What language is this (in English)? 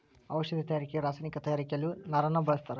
Kannada